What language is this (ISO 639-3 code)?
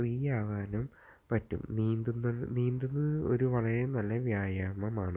mal